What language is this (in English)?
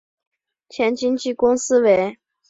Chinese